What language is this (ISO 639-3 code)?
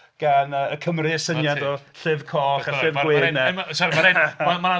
cym